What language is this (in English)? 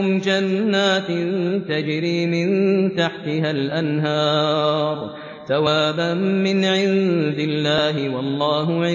Arabic